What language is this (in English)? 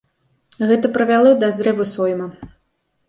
Belarusian